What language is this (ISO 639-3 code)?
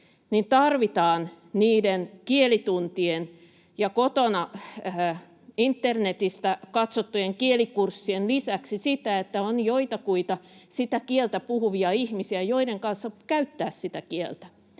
fin